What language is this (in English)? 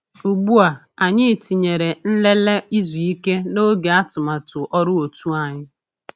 Igbo